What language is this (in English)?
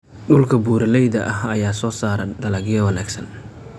Somali